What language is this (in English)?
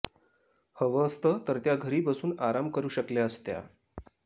Marathi